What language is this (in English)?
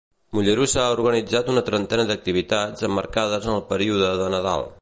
Catalan